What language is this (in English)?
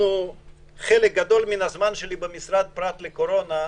Hebrew